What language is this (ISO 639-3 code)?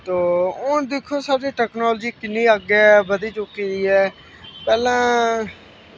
doi